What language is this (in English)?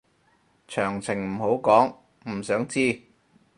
Cantonese